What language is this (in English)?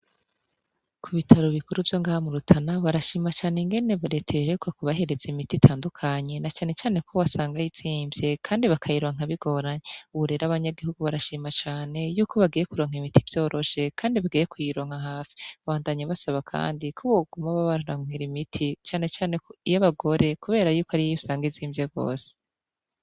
Rundi